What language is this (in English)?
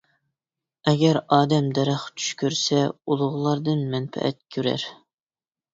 Uyghur